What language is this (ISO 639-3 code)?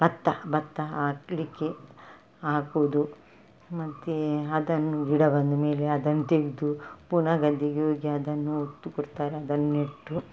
kan